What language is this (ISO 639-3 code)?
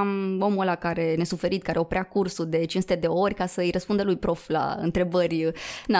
ron